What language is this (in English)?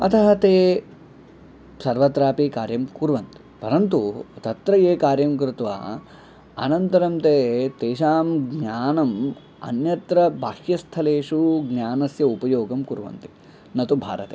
Sanskrit